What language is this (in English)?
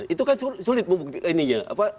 Indonesian